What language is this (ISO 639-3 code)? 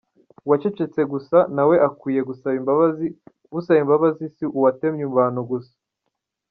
kin